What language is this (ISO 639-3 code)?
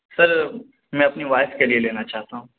urd